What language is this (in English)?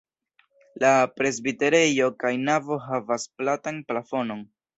Esperanto